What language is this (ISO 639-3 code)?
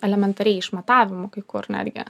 lit